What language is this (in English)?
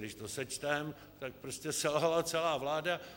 Czech